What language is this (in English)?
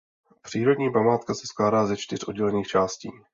Czech